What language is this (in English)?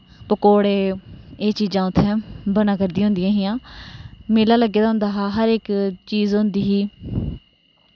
Dogri